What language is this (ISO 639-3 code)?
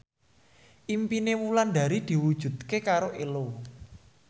jav